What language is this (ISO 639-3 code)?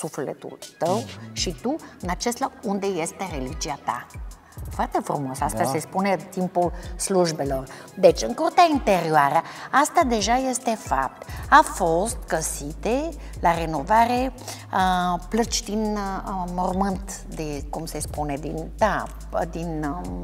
ron